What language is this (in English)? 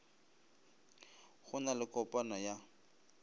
Northern Sotho